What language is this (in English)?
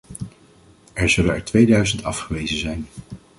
Dutch